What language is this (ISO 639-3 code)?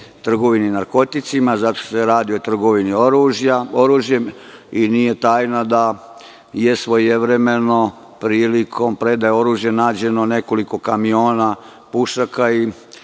srp